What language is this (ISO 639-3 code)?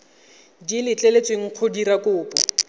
tsn